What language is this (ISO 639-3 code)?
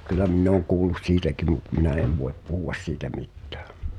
fin